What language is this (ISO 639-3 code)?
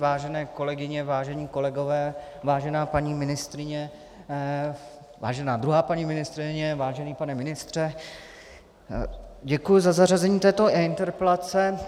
ces